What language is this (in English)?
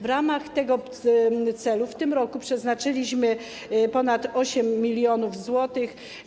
Polish